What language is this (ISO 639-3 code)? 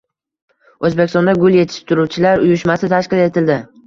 uzb